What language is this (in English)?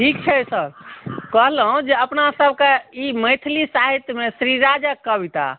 Maithili